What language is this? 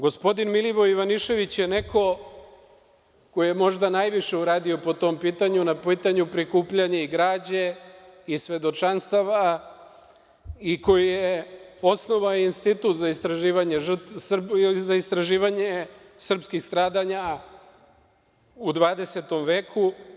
Serbian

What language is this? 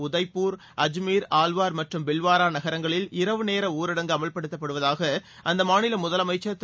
Tamil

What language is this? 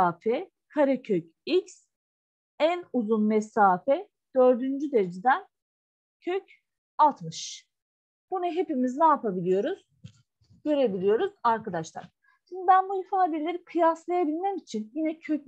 Turkish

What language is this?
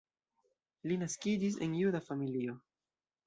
Esperanto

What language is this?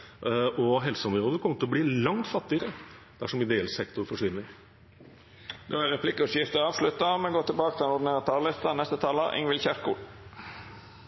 Norwegian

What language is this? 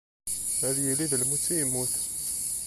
Kabyle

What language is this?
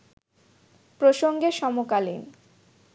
Bangla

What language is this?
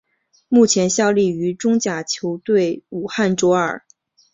Chinese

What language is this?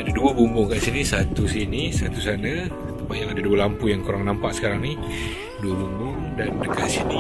Malay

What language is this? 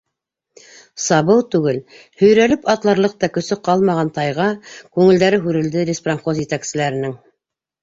Bashkir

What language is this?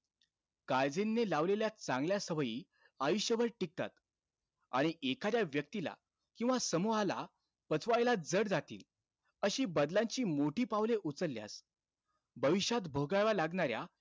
Marathi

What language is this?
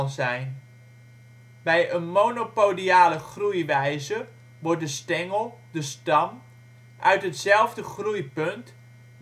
Dutch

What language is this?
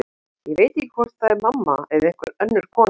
Icelandic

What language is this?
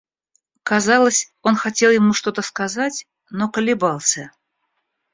Russian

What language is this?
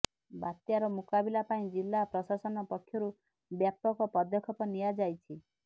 Odia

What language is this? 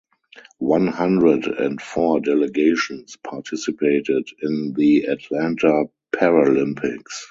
English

